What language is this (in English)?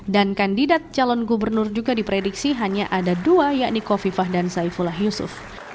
Indonesian